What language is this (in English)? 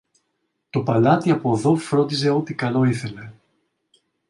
Greek